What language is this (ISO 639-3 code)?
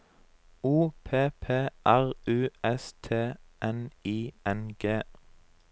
nor